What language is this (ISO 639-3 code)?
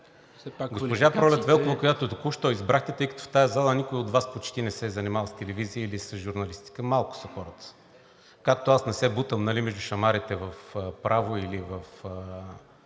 bul